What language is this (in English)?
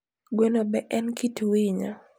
Luo (Kenya and Tanzania)